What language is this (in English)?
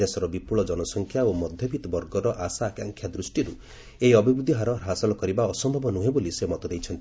Odia